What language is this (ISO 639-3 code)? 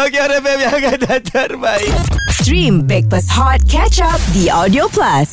msa